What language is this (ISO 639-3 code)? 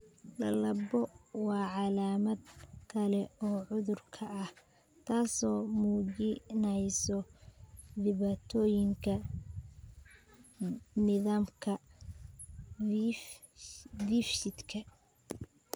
som